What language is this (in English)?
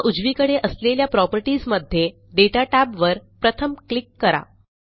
Marathi